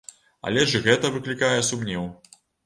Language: Belarusian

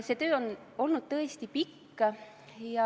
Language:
Estonian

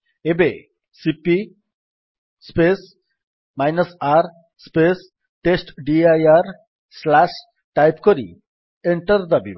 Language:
Odia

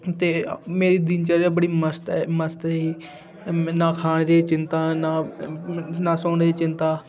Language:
Dogri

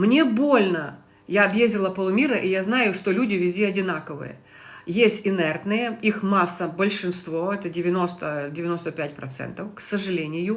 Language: Russian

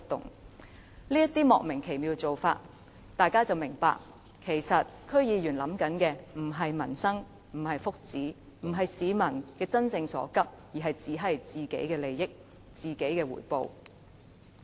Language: Cantonese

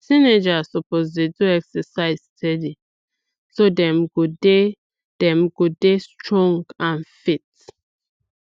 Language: Nigerian Pidgin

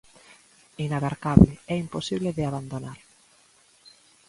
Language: Galician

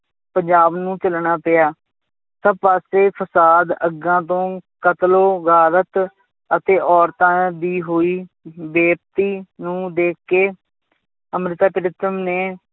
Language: Punjabi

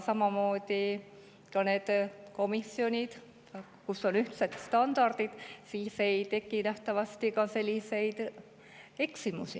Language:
Estonian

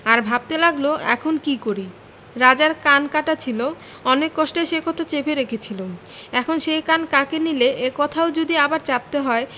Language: Bangla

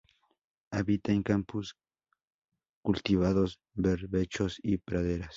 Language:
Spanish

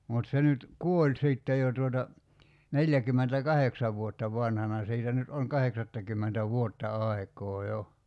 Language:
Finnish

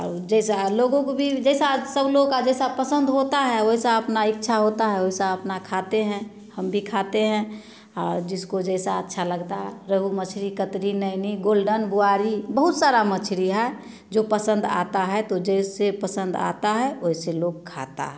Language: Hindi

